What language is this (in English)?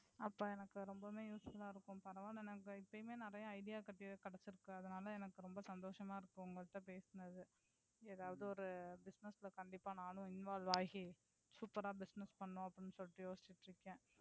Tamil